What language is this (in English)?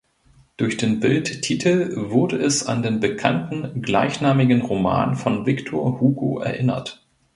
German